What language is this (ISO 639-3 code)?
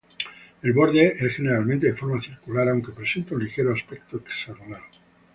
spa